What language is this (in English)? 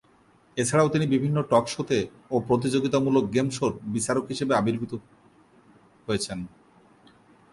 Bangla